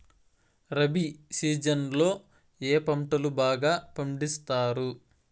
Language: Telugu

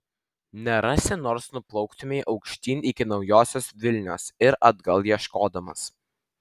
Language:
Lithuanian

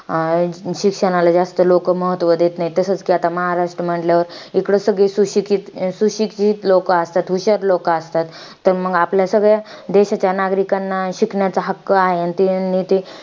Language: Marathi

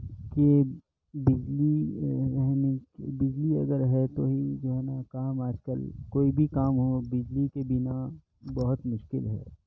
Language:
Urdu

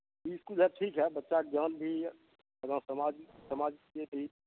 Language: Maithili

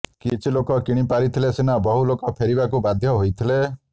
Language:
Odia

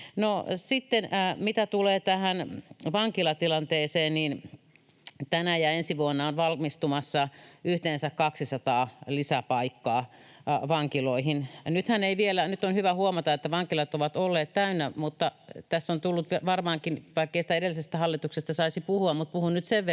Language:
Finnish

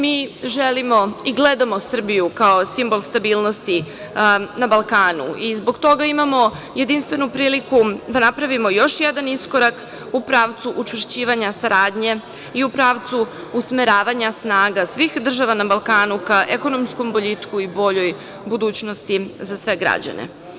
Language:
Serbian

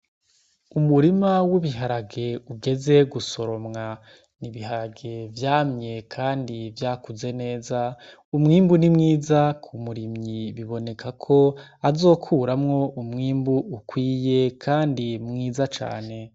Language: Rundi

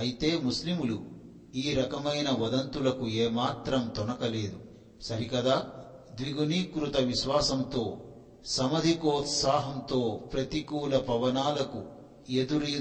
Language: Telugu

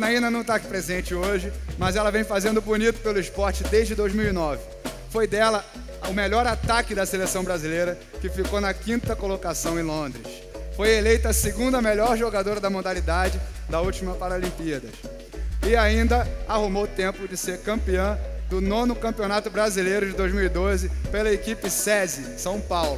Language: Portuguese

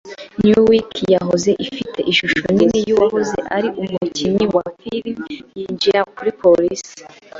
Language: Kinyarwanda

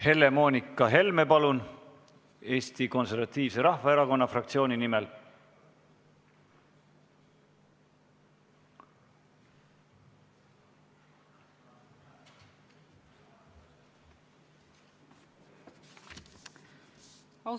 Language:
Estonian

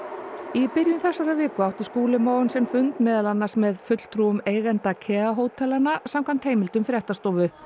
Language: Icelandic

